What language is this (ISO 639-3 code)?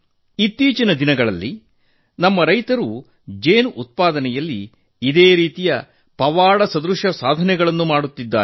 kan